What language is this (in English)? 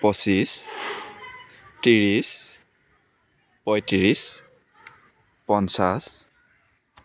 Assamese